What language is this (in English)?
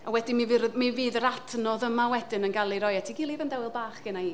Welsh